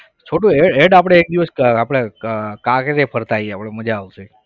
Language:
Gujarati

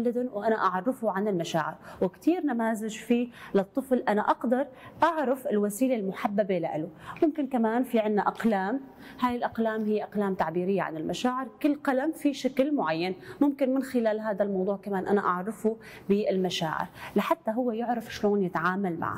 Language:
Arabic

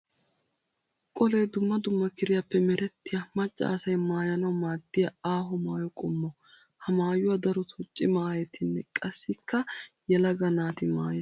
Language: Wolaytta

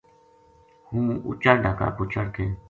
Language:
Gujari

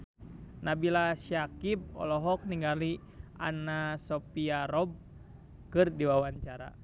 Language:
Sundanese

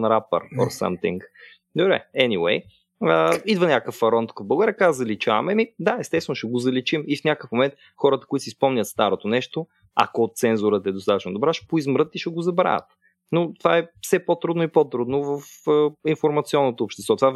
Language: Bulgarian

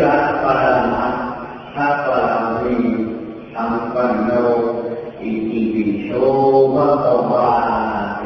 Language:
Thai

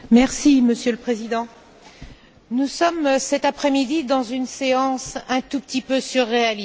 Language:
French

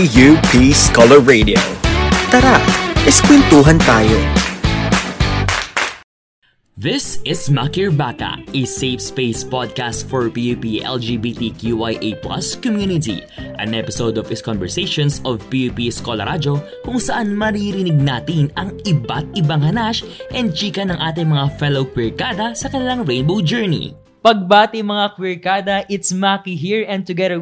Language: Filipino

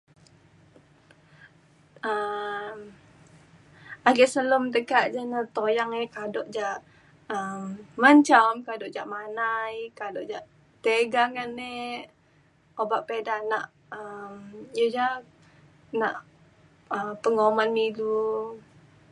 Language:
Mainstream Kenyah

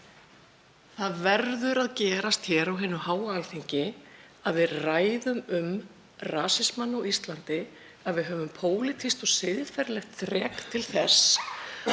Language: Icelandic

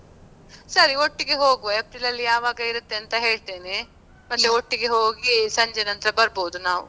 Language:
Kannada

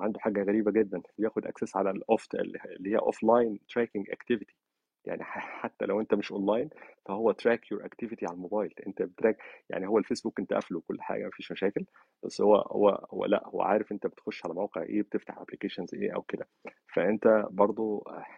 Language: Arabic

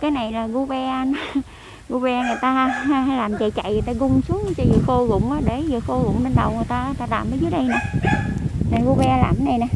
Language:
Vietnamese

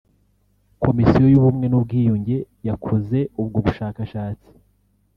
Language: Kinyarwanda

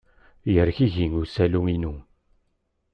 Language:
Kabyle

